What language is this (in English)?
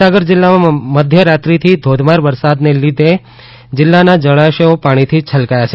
Gujarati